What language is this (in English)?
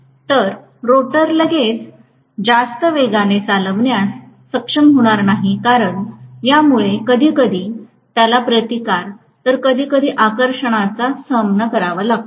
Marathi